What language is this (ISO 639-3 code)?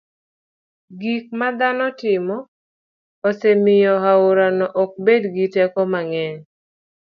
luo